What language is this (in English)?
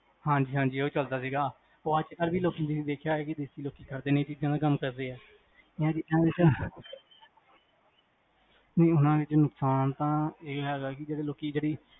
Punjabi